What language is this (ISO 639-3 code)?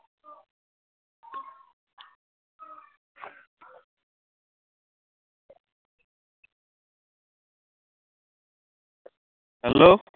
asm